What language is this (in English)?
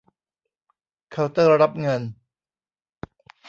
Thai